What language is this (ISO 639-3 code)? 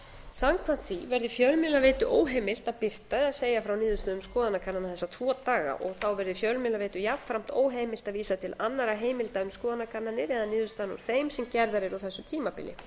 isl